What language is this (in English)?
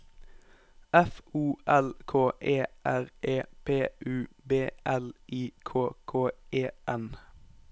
Norwegian